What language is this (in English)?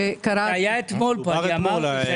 Hebrew